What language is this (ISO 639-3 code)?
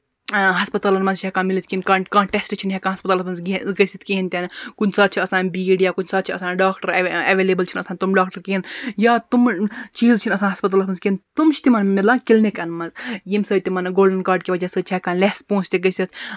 kas